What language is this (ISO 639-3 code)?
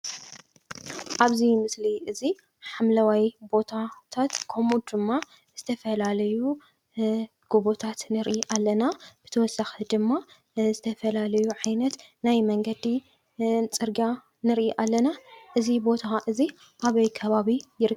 tir